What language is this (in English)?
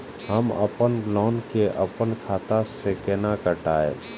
Maithili